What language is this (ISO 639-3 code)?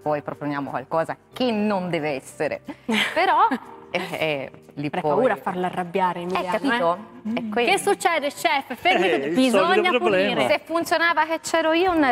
ita